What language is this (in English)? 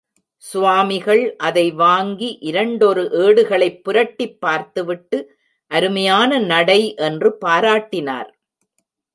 Tamil